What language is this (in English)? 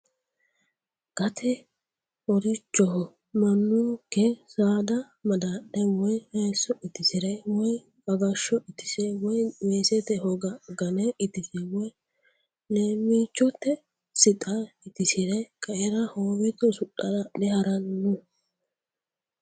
Sidamo